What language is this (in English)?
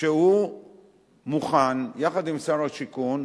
Hebrew